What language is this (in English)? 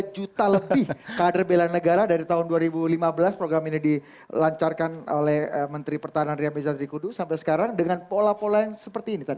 Indonesian